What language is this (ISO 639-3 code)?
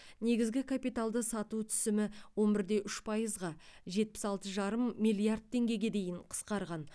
kaz